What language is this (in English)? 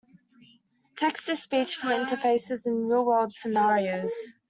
English